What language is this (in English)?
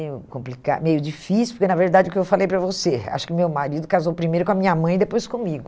Portuguese